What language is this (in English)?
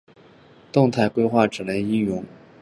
Chinese